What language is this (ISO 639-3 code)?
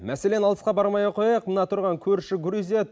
kaz